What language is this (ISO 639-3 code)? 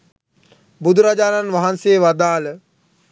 sin